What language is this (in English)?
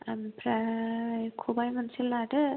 Bodo